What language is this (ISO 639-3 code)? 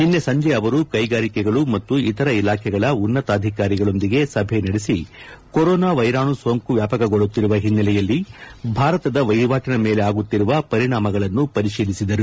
kan